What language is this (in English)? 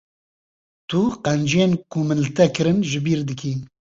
Kurdish